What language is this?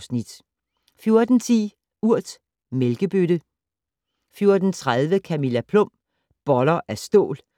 Danish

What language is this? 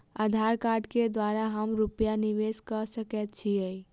Maithili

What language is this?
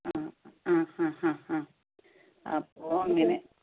Malayalam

